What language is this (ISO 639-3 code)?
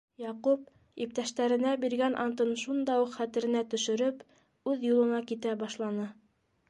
bak